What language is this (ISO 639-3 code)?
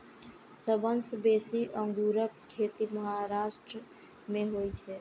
mai